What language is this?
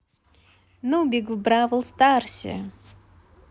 Russian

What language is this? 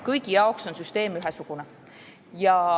Estonian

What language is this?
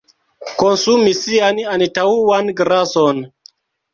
Esperanto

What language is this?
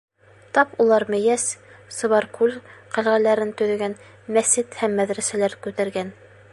Bashkir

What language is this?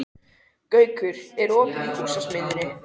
Icelandic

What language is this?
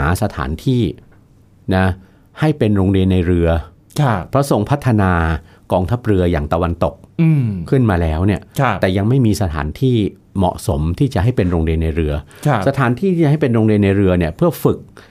Thai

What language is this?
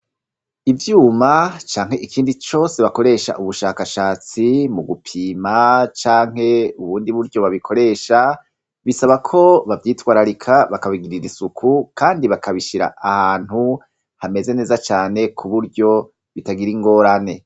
Rundi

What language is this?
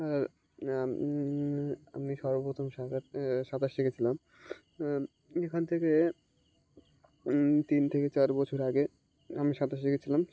Bangla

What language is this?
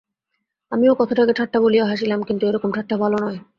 Bangla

